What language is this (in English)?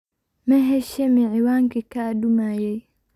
Somali